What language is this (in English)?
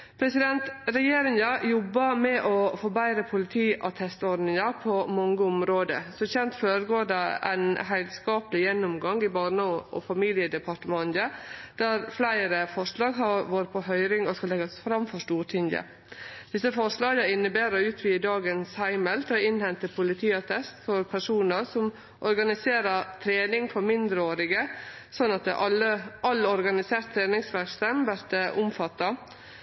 Norwegian Nynorsk